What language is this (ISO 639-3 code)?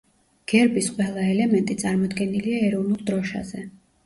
kat